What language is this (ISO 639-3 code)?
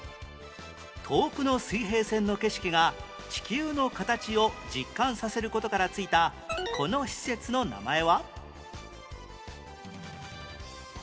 jpn